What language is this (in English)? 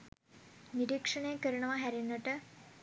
Sinhala